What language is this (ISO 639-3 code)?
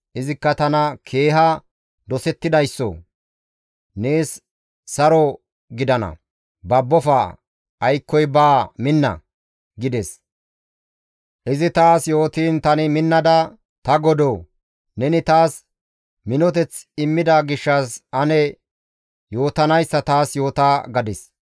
gmv